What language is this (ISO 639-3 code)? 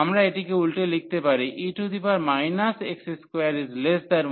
ben